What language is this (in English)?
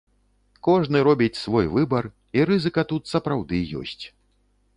Belarusian